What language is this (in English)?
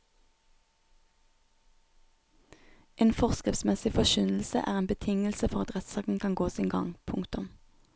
Norwegian